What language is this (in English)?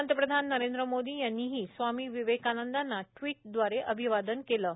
Marathi